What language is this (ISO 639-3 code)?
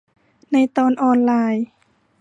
tha